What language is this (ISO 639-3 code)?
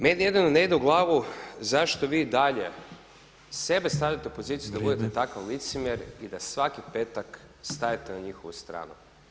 hrv